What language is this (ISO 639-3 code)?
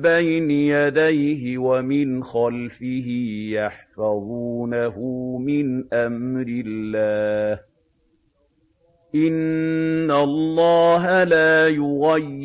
ara